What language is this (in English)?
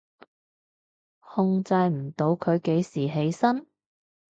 Cantonese